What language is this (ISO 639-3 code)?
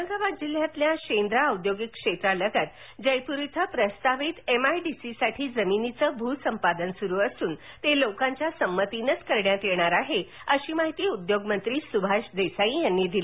mar